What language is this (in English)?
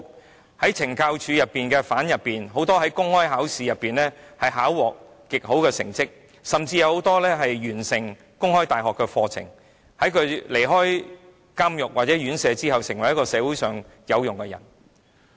Cantonese